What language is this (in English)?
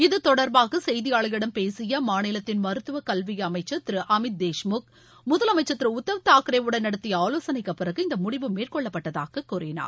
Tamil